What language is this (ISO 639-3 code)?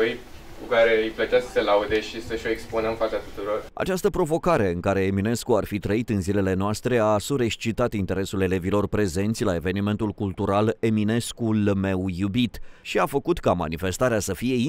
ron